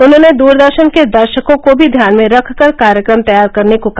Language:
Hindi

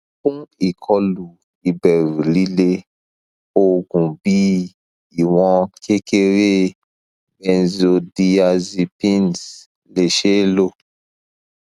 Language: Yoruba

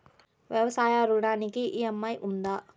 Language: Telugu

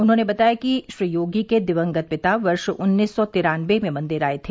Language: Hindi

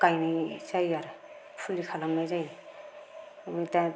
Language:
Bodo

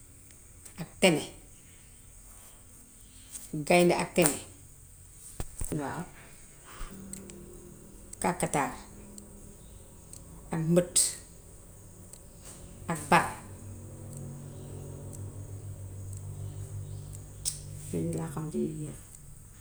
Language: Gambian Wolof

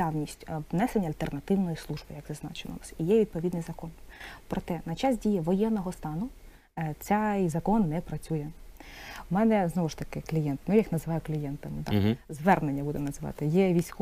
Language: Ukrainian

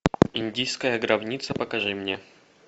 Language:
Russian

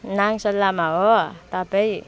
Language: Nepali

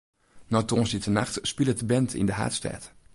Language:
Western Frisian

